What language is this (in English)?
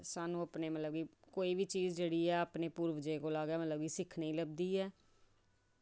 Dogri